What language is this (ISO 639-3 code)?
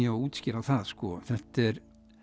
isl